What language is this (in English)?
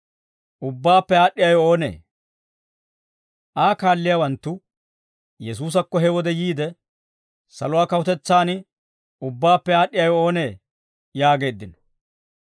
Dawro